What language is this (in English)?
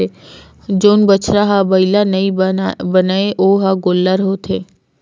Chhattisgarhi